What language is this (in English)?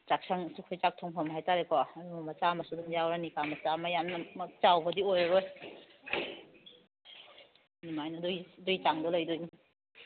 Manipuri